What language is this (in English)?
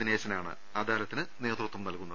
Malayalam